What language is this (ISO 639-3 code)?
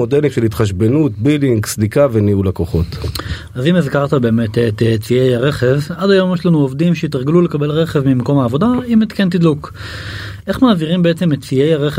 heb